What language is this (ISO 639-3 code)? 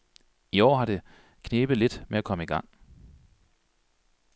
dan